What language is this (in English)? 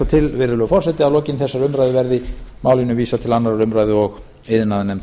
Icelandic